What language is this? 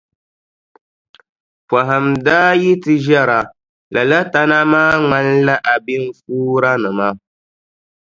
Dagbani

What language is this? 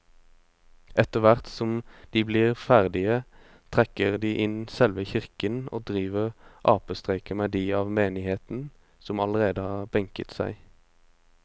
Norwegian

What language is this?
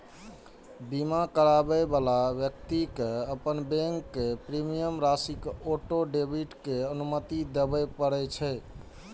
Maithili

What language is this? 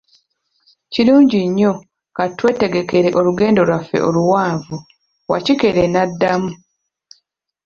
Ganda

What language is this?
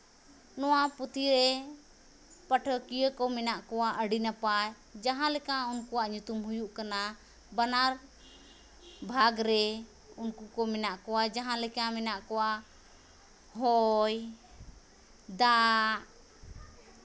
Santali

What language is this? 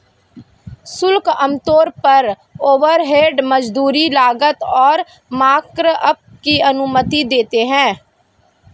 Hindi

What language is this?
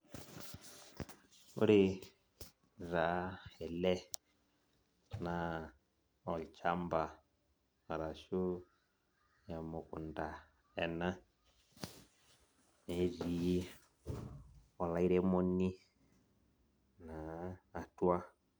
Masai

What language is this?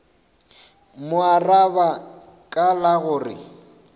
Northern Sotho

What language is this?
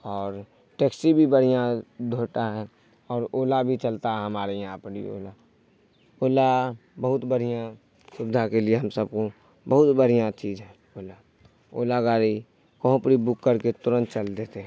Urdu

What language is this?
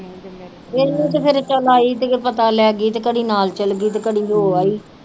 Punjabi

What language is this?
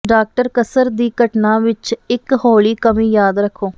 Punjabi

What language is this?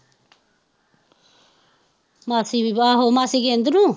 Punjabi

